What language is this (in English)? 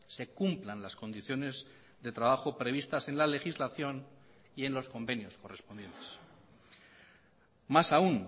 Spanish